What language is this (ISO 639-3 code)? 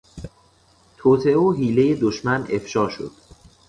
fas